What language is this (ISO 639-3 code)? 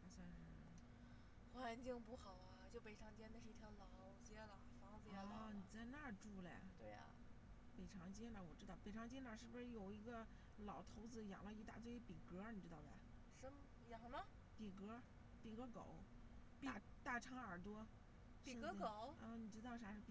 zho